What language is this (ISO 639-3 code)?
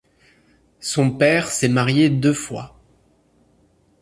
fra